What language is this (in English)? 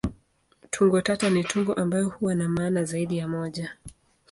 Swahili